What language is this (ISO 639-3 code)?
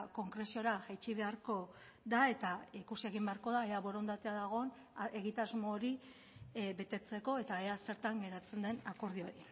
eus